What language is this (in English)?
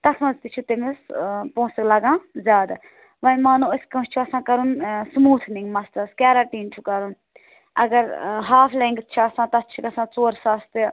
Kashmiri